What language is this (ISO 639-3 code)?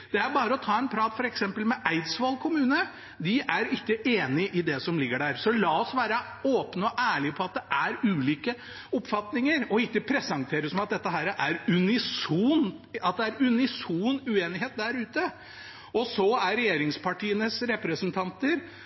nob